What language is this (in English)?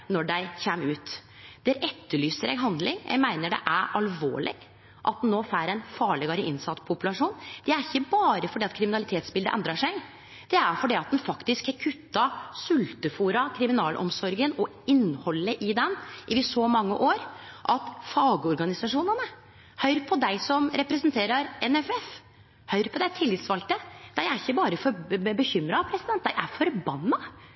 Norwegian Nynorsk